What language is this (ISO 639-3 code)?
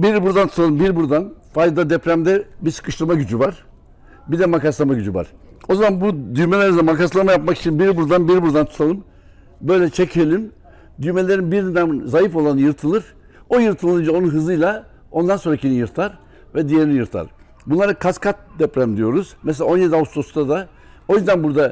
tur